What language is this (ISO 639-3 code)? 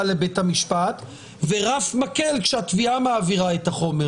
heb